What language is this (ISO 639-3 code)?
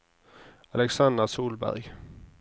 nor